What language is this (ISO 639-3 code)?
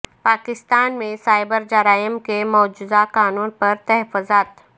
urd